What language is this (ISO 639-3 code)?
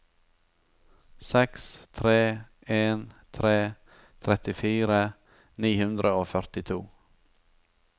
nor